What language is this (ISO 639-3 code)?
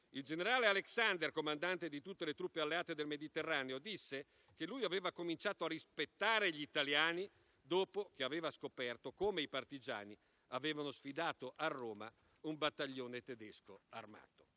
ita